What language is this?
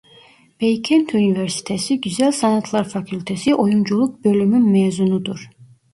Turkish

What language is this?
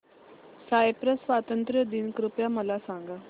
Marathi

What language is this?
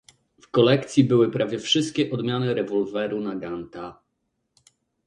Polish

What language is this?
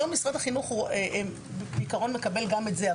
Hebrew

